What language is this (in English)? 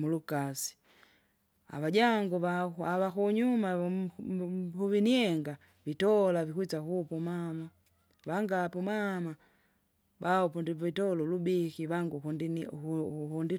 Kinga